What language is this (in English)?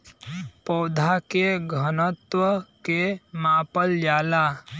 Bhojpuri